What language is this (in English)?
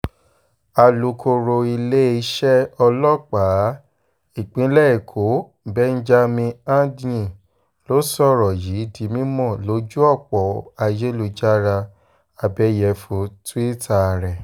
Yoruba